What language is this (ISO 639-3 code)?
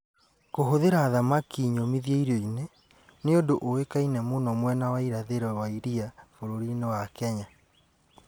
kik